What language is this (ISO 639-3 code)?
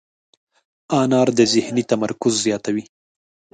pus